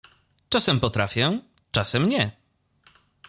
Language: Polish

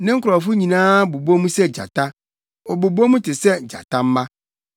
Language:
Akan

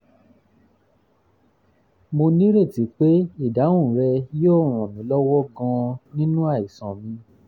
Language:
Yoruba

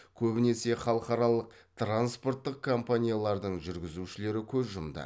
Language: Kazakh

